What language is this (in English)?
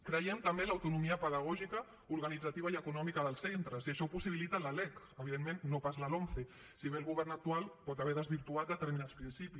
Catalan